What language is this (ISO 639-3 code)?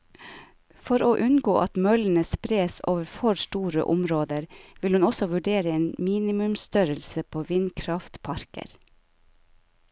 nor